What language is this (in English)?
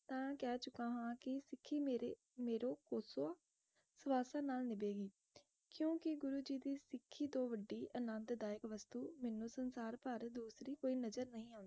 Punjabi